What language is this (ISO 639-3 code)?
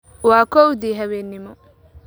som